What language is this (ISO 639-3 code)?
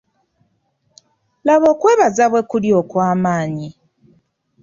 lug